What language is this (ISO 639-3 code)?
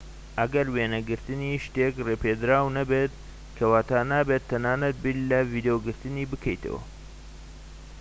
ckb